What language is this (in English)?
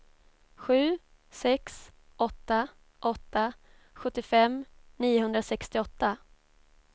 Swedish